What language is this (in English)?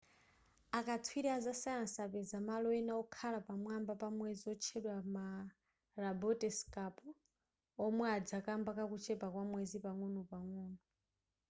Nyanja